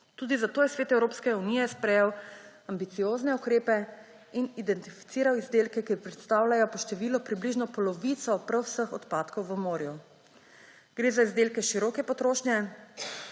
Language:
Slovenian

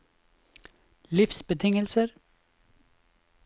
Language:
Norwegian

